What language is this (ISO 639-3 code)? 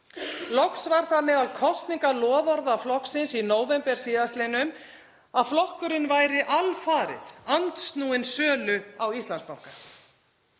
isl